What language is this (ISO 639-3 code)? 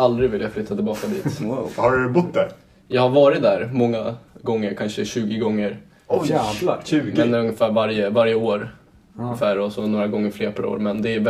swe